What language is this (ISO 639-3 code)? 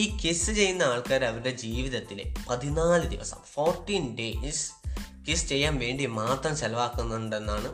mal